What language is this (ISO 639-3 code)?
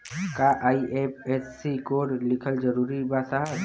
bho